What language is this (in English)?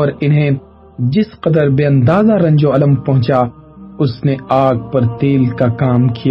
Urdu